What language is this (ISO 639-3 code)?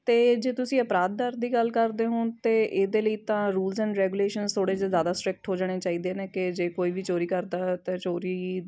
pan